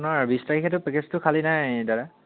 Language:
Assamese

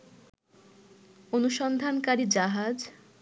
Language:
Bangla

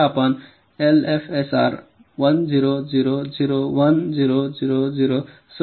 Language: Marathi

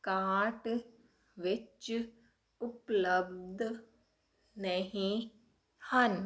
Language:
Punjabi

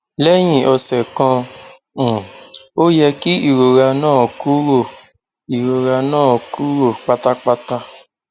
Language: Yoruba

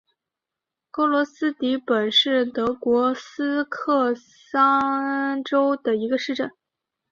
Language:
Chinese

